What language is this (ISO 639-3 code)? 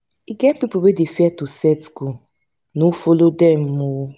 pcm